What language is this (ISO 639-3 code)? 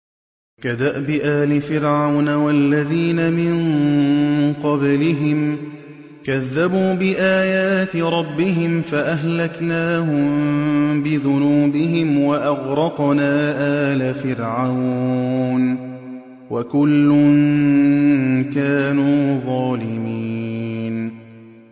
ara